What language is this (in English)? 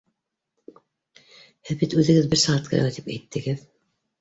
Bashkir